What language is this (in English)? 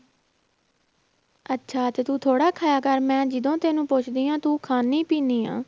Punjabi